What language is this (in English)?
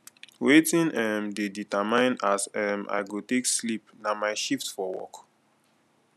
Nigerian Pidgin